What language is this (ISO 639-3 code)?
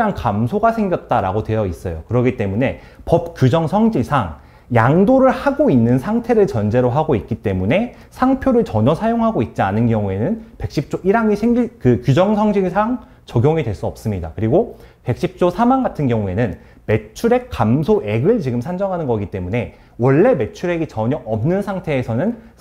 kor